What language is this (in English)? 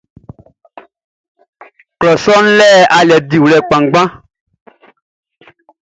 Baoulé